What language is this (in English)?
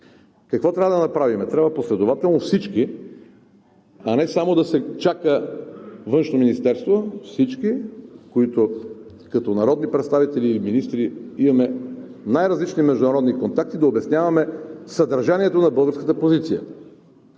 Bulgarian